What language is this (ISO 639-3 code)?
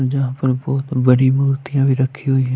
hin